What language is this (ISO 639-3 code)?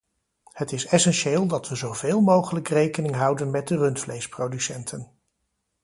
nld